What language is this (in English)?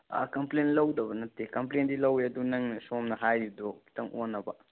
Manipuri